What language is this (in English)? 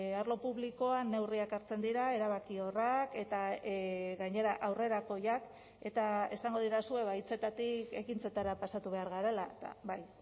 Basque